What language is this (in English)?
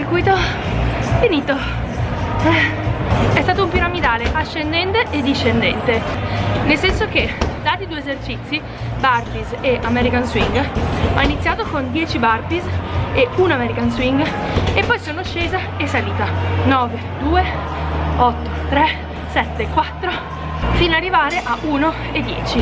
Italian